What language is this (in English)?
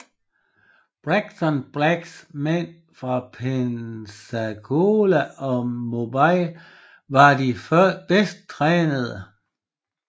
Danish